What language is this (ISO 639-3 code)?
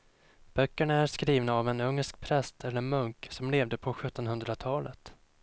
swe